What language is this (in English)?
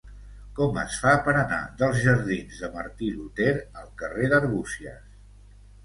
Catalan